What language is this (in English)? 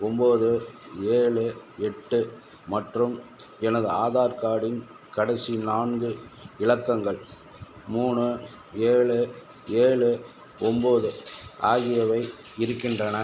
Tamil